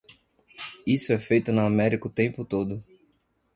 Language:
Portuguese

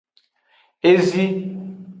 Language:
Aja (Benin)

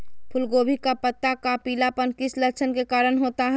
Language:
Magahi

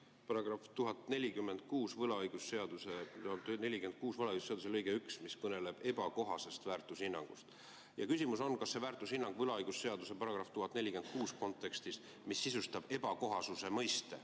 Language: Estonian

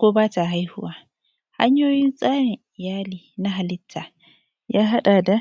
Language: Hausa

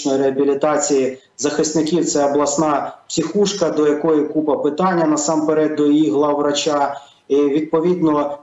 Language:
Ukrainian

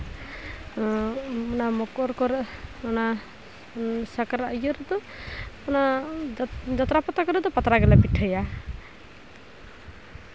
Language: Santali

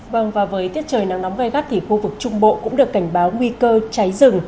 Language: Vietnamese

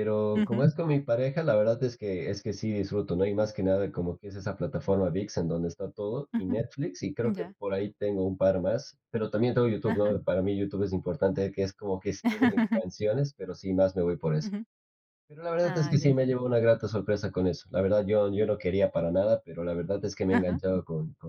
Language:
Spanish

